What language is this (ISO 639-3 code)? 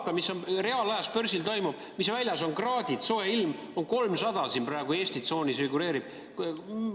est